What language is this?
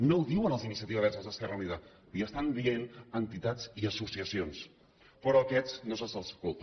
Catalan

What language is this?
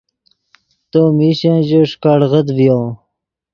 Yidgha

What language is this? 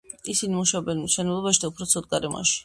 Georgian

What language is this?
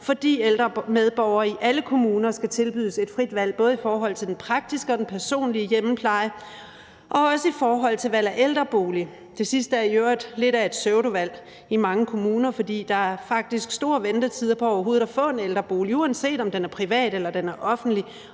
Danish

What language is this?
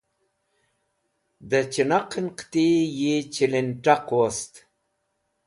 Wakhi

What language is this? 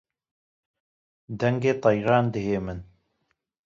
Kurdish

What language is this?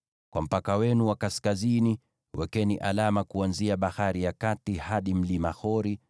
Swahili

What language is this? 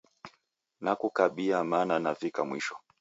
Taita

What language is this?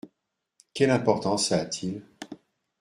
French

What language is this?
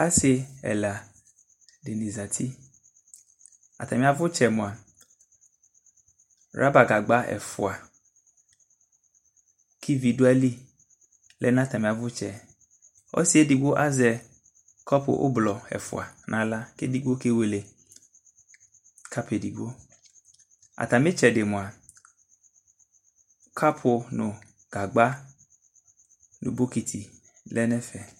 Ikposo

